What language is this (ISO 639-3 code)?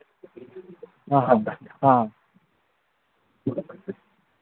mni